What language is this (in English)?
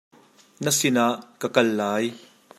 Hakha Chin